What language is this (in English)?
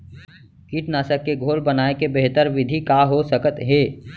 Chhattisgarhi